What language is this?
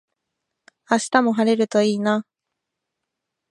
Japanese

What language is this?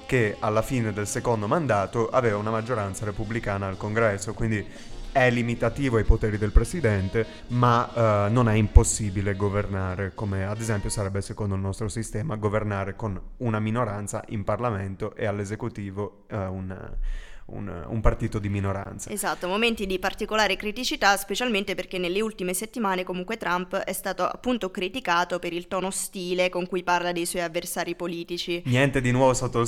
Italian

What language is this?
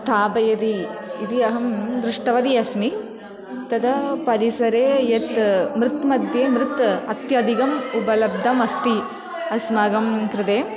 Sanskrit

